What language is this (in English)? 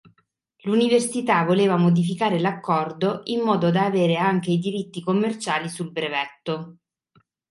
Italian